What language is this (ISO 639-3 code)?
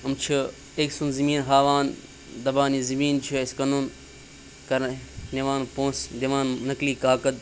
kas